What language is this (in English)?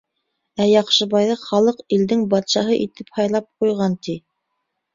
Bashkir